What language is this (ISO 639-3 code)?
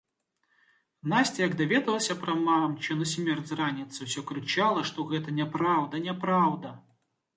bel